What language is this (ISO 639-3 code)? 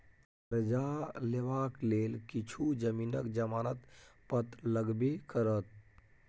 mai